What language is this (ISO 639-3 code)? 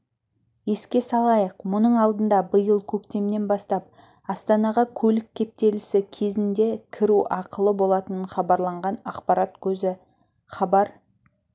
kaz